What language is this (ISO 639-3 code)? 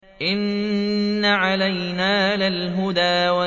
ara